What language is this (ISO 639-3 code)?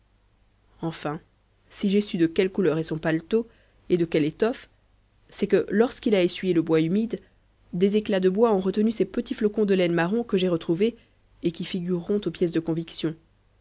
fra